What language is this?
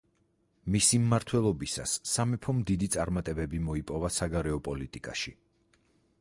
Georgian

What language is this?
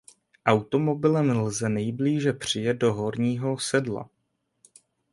Czech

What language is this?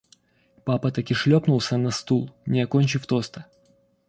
Russian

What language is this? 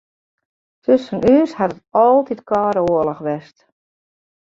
Western Frisian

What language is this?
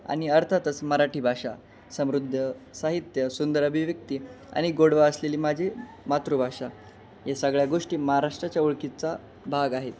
Marathi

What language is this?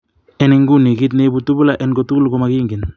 Kalenjin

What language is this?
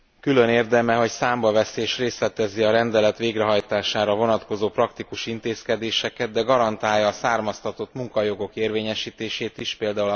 Hungarian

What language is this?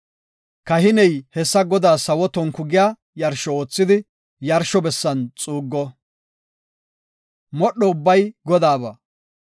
Gofa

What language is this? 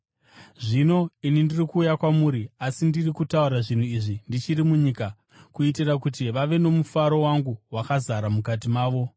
Shona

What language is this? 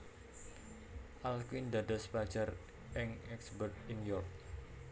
Javanese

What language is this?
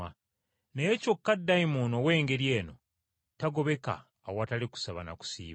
Ganda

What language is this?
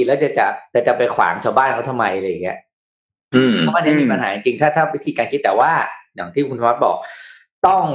Thai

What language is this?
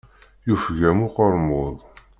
Kabyle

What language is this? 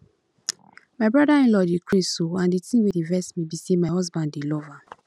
Nigerian Pidgin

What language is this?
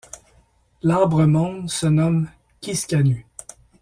French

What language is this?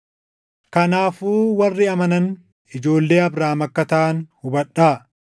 Oromo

